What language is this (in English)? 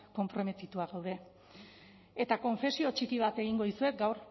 Basque